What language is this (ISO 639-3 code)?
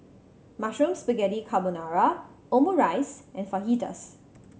eng